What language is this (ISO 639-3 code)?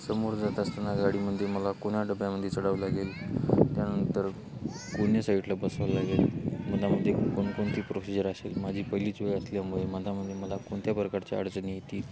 mar